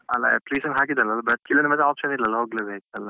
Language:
Kannada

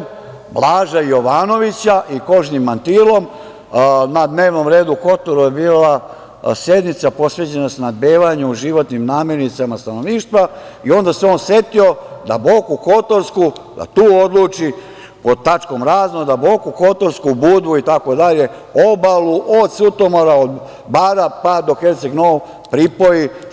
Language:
Serbian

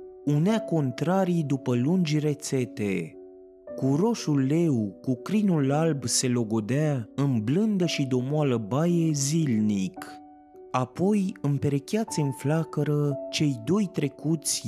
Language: Romanian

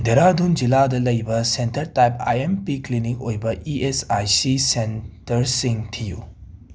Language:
Manipuri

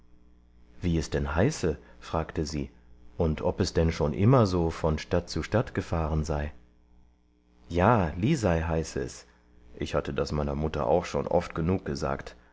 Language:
German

